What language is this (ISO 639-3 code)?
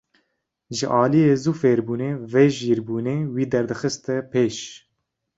kur